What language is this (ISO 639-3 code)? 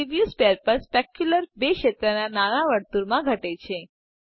guj